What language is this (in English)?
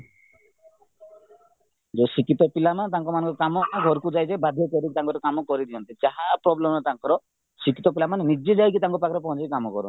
Odia